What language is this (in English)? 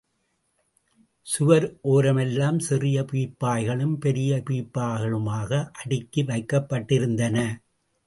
Tamil